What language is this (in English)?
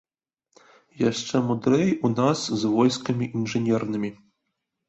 Belarusian